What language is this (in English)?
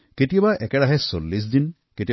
Assamese